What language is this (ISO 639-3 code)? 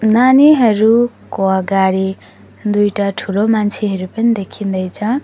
nep